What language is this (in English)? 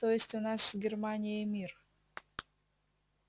Russian